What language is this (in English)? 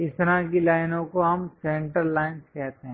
Hindi